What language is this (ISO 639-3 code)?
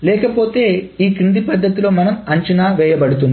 tel